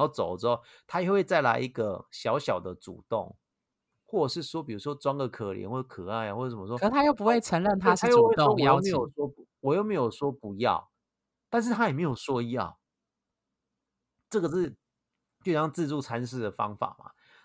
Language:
Chinese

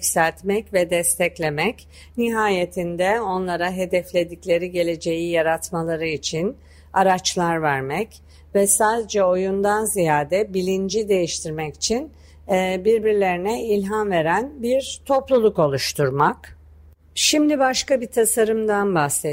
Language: Turkish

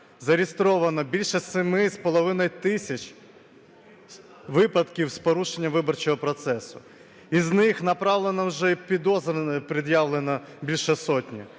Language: Ukrainian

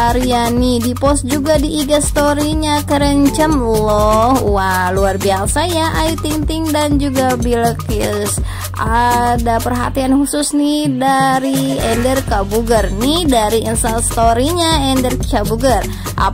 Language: Indonesian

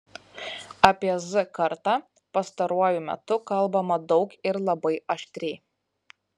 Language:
Lithuanian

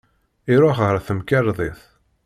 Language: Kabyle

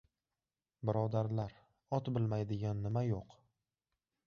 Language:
Uzbek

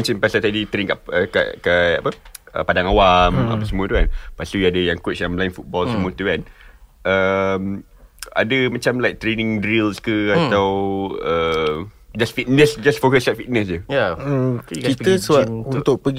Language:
Malay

